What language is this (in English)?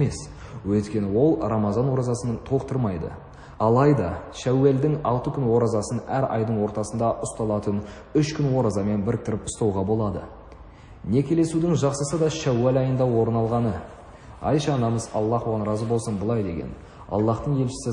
Turkish